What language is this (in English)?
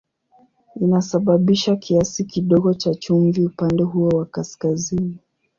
Swahili